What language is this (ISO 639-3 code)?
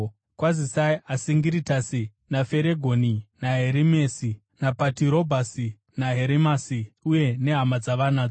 sna